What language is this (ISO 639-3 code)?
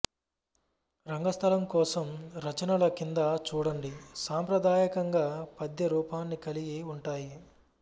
tel